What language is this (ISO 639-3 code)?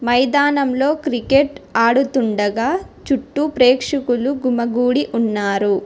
tel